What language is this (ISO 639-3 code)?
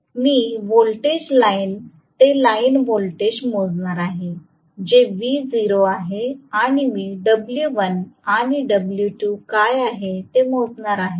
mar